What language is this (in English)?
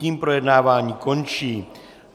Czech